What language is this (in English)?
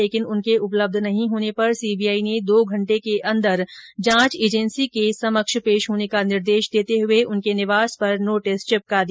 Hindi